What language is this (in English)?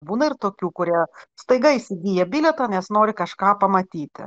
Lithuanian